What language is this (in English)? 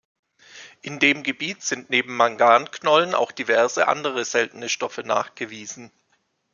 German